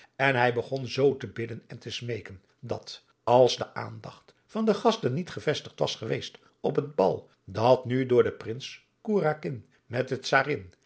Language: Dutch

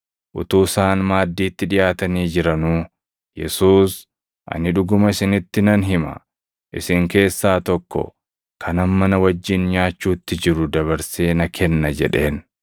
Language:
Oromo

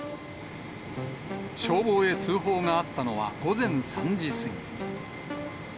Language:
Japanese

